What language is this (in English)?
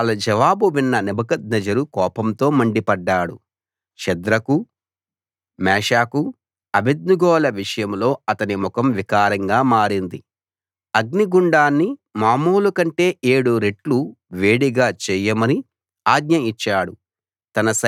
Telugu